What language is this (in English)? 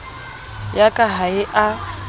Southern Sotho